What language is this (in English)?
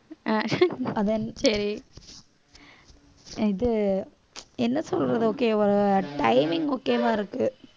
Tamil